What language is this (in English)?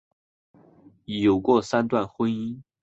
Chinese